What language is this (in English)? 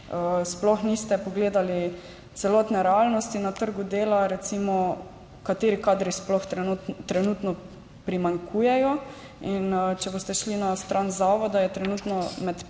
Slovenian